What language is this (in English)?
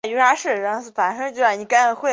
Chinese